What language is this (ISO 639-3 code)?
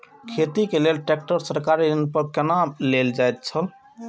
mai